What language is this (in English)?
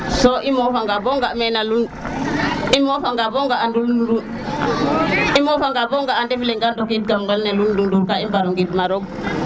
Serer